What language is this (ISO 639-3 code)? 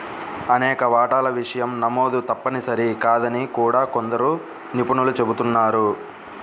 tel